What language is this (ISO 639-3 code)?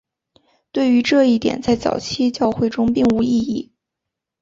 zho